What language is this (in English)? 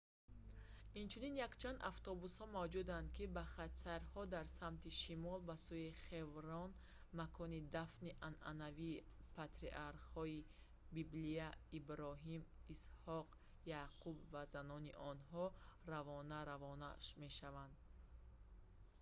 Tajik